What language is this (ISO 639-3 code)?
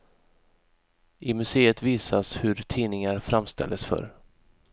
swe